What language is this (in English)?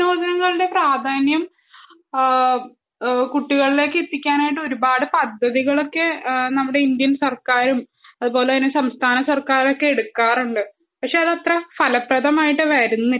Malayalam